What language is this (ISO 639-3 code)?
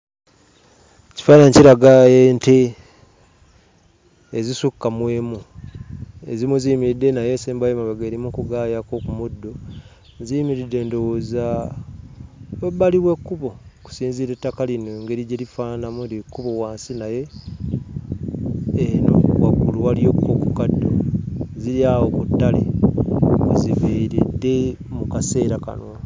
lug